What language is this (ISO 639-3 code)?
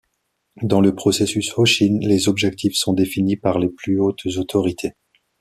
fra